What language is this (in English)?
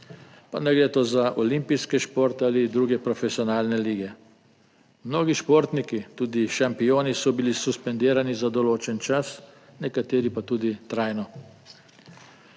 Slovenian